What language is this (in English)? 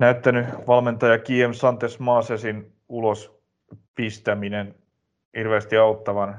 Finnish